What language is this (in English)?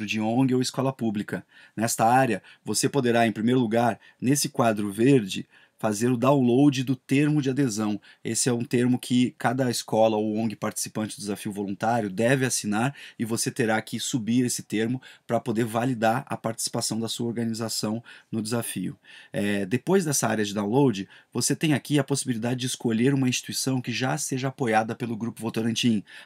Portuguese